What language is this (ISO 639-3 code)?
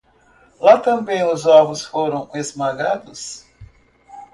por